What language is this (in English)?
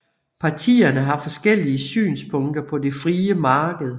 Danish